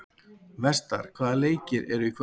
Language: Icelandic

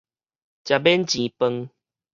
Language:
Min Nan Chinese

